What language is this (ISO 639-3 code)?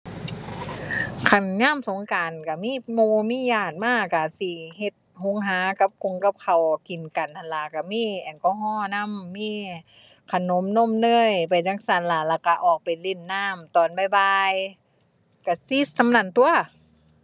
tha